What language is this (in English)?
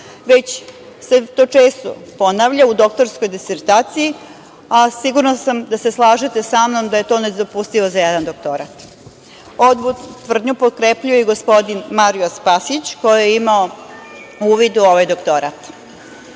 Serbian